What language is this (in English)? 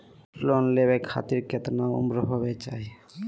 Magahi